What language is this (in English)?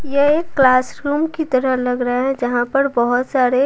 Hindi